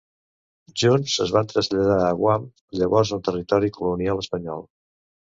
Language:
Catalan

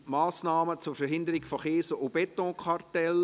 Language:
Swiss German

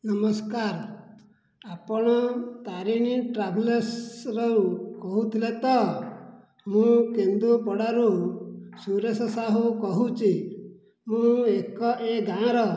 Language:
Odia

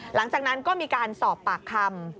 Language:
Thai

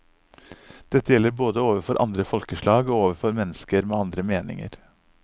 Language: Norwegian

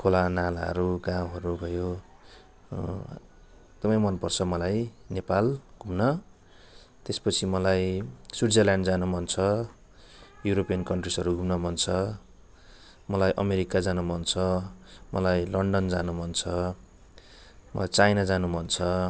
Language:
Nepali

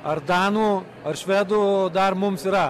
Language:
Lithuanian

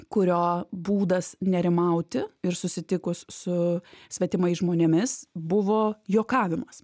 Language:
Lithuanian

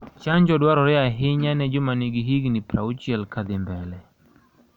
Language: Luo (Kenya and Tanzania)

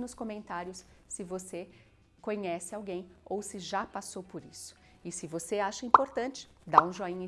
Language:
Portuguese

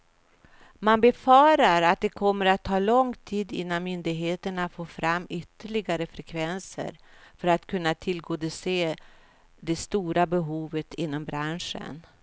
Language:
Swedish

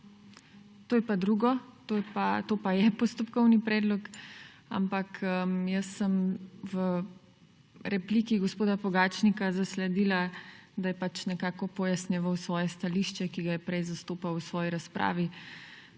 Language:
Slovenian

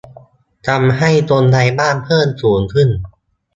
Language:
Thai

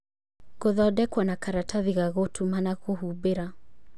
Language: Kikuyu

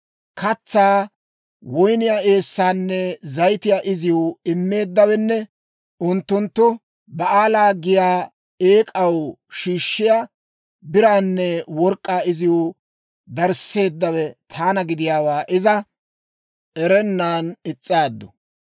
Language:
Dawro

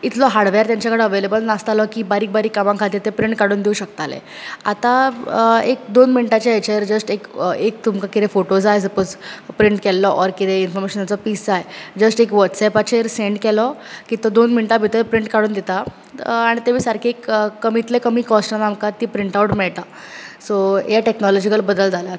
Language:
Konkani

